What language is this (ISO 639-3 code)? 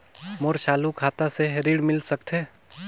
hne